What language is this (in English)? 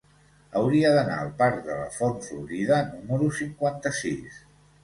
Catalan